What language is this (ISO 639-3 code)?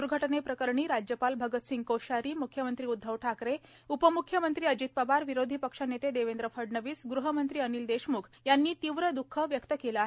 mar